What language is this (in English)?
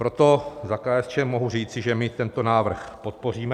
Czech